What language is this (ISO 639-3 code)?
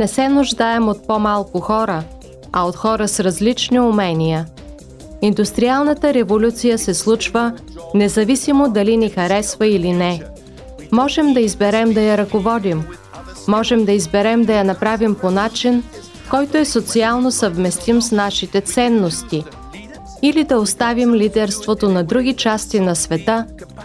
bul